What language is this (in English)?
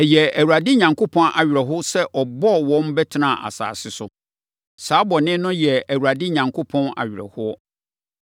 Akan